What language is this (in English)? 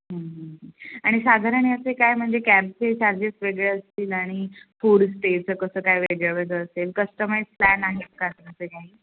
Marathi